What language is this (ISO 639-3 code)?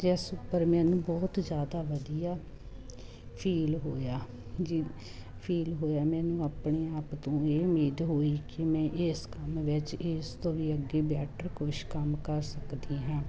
pan